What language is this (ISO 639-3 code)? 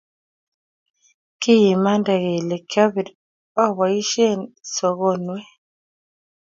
kln